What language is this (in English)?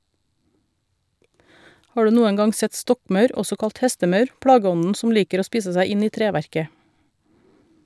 Norwegian